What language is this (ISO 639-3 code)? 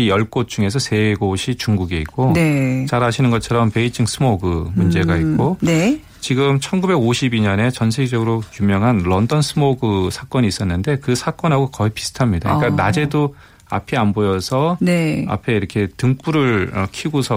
kor